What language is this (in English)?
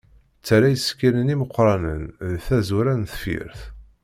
Kabyle